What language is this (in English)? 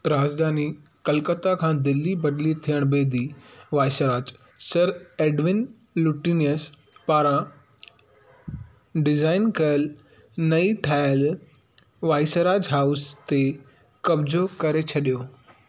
Sindhi